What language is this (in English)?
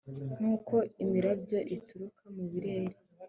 Kinyarwanda